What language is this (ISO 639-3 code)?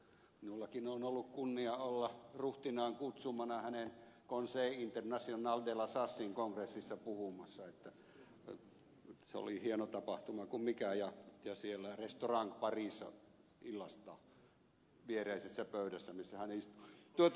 fin